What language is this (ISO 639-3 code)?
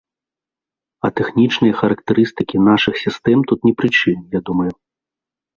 bel